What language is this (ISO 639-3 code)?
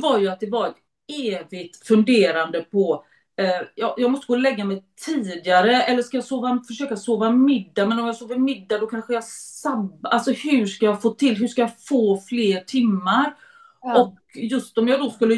swe